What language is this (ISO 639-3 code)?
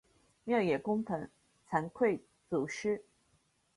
zho